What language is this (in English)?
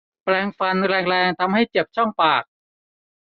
Thai